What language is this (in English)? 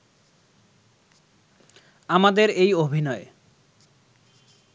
Bangla